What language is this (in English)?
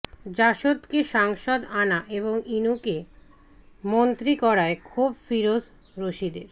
Bangla